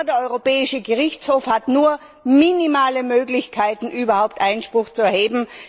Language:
German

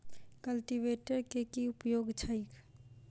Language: Maithili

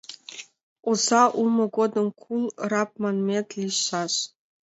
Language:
Mari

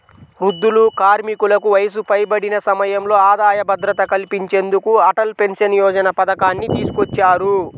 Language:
Telugu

